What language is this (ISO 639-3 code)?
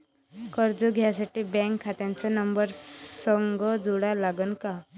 mar